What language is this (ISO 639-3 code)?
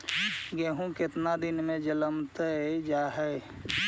mag